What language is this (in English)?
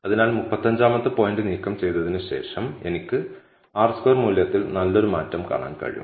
Malayalam